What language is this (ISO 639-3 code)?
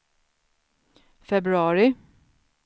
swe